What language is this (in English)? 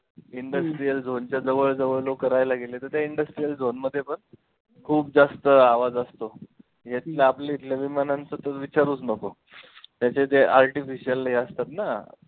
Marathi